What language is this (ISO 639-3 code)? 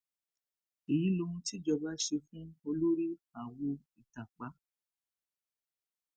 yor